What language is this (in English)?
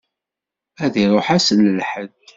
Kabyle